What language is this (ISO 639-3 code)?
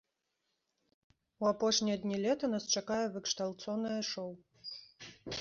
bel